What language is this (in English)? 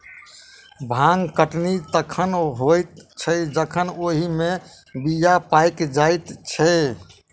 Maithili